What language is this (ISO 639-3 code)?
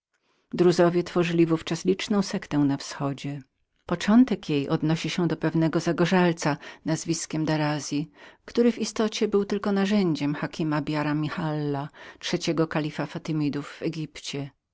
pol